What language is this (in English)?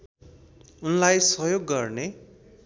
Nepali